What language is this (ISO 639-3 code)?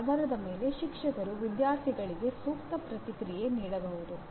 kan